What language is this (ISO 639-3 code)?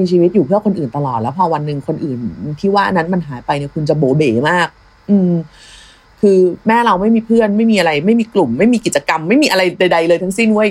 tha